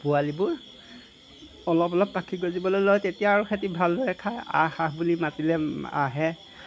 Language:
Assamese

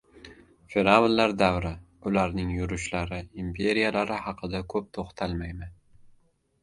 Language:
Uzbek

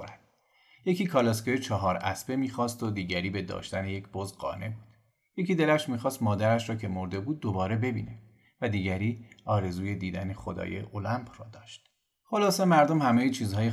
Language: Persian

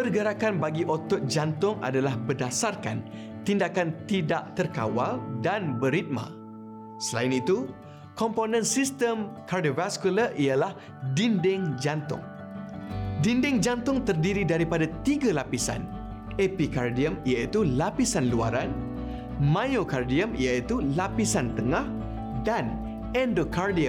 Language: Malay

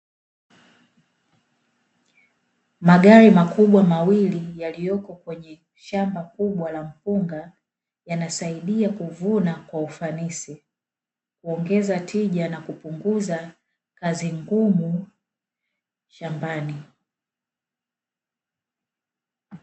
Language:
Swahili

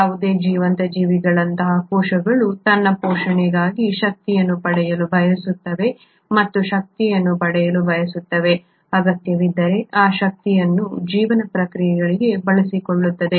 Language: Kannada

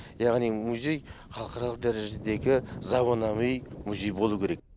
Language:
Kazakh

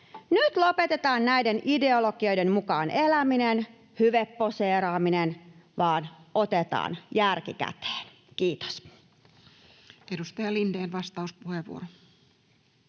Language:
Finnish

